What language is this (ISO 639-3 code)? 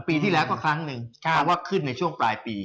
tha